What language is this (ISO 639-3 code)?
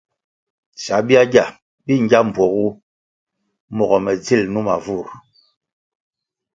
nmg